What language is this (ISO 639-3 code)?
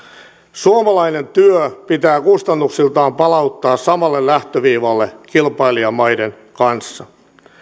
fin